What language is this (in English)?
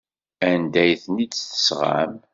Kabyle